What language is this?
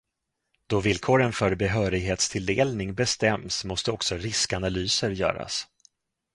Swedish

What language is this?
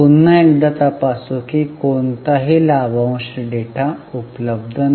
Marathi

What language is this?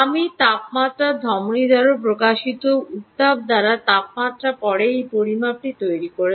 Bangla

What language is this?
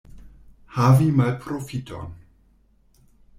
Esperanto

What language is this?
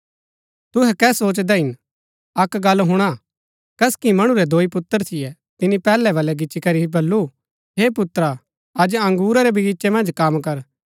Gaddi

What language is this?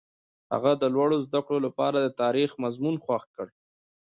Pashto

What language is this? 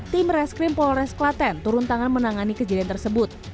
Indonesian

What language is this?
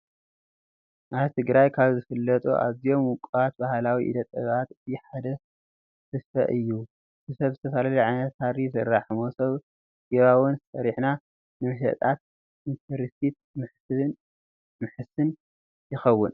Tigrinya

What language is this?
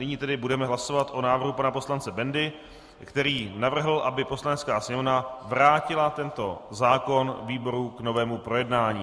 Czech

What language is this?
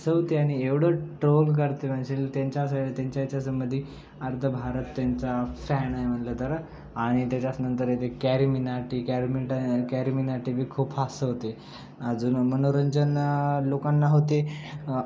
Marathi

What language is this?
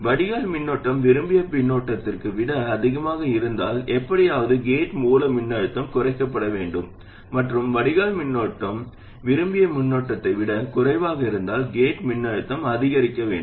Tamil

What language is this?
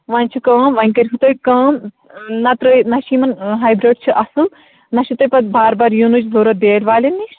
Kashmiri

